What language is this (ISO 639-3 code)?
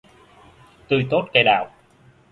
vie